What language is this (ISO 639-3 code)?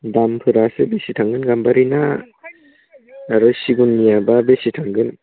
brx